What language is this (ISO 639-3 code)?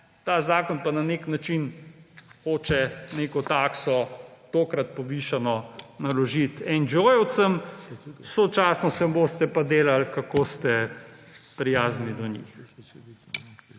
slv